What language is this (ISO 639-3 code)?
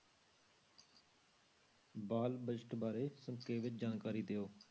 pan